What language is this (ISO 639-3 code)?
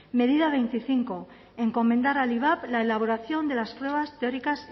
spa